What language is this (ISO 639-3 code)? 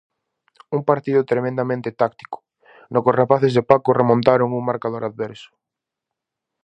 glg